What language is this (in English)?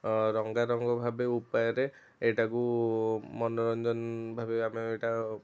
Odia